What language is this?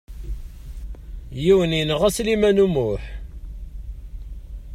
Kabyle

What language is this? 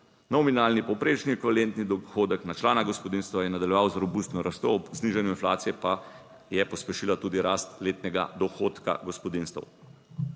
Slovenian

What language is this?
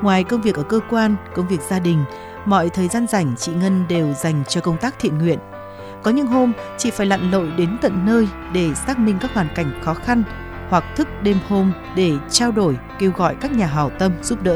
Vietnamese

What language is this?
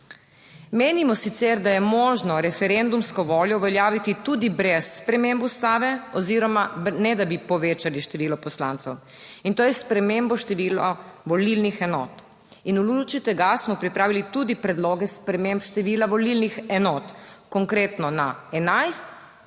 Slovenian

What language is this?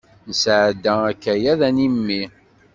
Kabyle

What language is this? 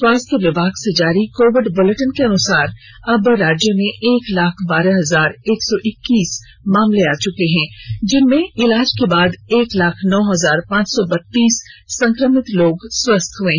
Hindi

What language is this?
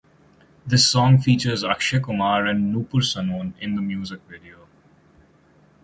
English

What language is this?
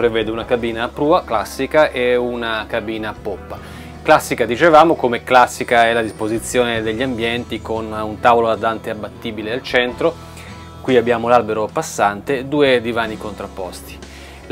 Italian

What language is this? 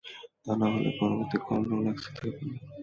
Bangla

